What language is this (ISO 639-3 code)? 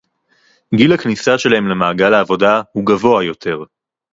heb